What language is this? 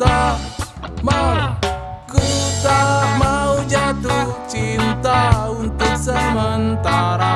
Indonesian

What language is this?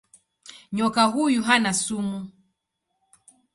Swahili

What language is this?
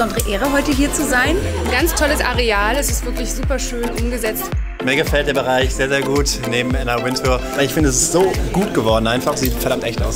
German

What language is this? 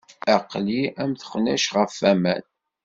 Kabyle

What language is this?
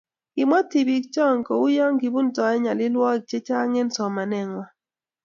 Kalenjin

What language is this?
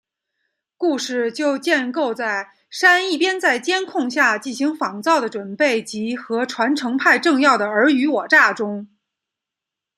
Chinese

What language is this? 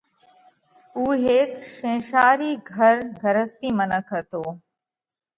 Parkari Koli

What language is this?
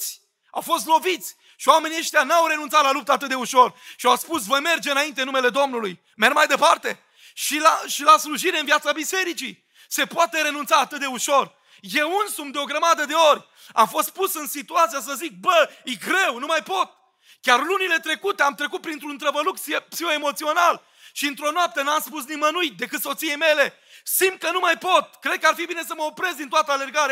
Romanian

